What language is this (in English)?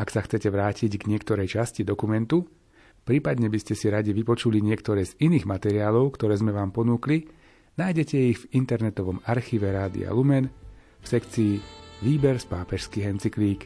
Slovak